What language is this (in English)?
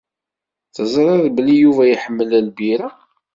Kabyle